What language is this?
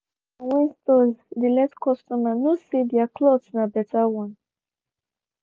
Nigerian Pidgin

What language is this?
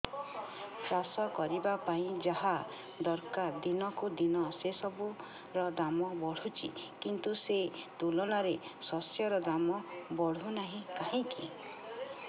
Odia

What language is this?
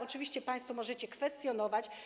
Polish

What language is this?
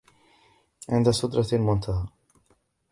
Arabic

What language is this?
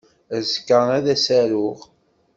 Kabyle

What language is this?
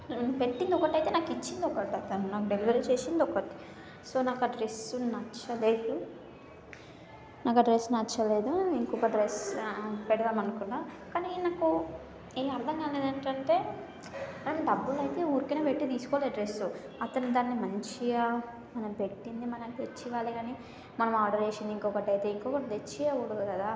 Telugu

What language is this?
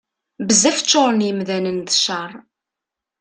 Kabyle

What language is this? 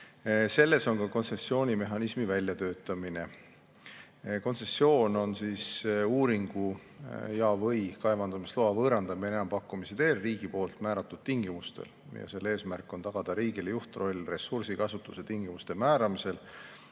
Estonian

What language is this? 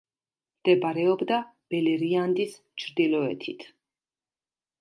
Georgian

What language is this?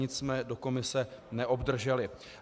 Czech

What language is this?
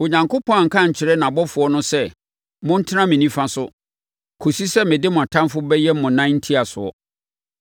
Akan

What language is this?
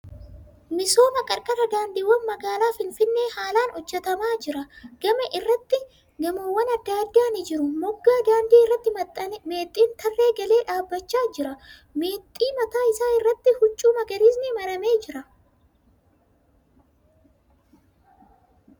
Oromo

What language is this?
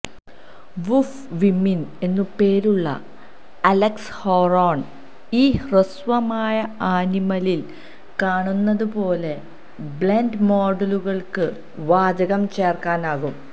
Malayalam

